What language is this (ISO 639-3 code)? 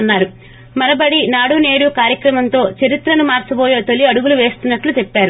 tel